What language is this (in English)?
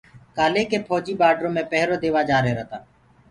Gurgula